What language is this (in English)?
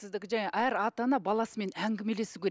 Kazakh